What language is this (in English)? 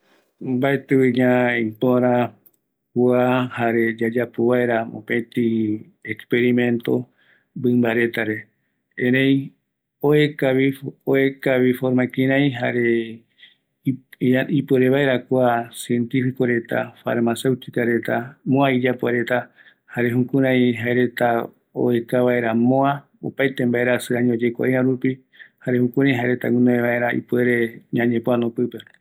Eastern Bolivian Guaraní